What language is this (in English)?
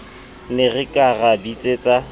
Southern Sotho